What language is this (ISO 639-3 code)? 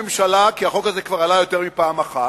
heb